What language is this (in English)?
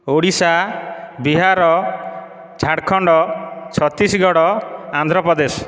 Odia